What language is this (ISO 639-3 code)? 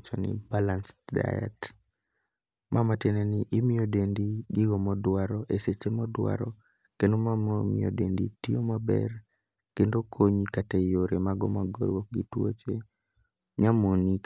luo